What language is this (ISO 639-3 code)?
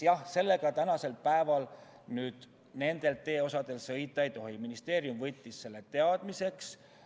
est